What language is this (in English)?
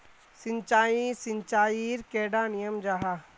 Magahi